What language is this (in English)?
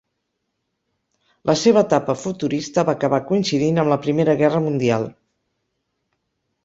Catalan